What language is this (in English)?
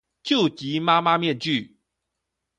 Chinese